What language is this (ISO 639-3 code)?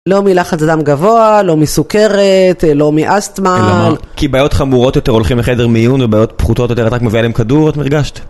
heb